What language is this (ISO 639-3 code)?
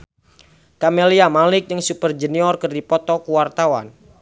sun